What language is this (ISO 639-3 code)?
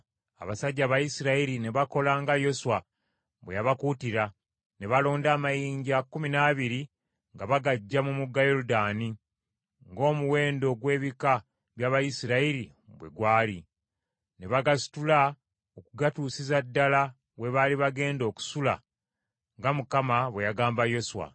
lug